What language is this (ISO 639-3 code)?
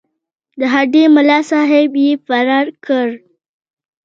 pus